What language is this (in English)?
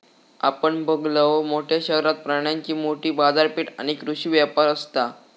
Marathi